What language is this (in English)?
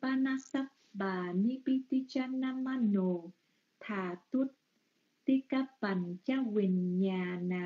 Vietnamese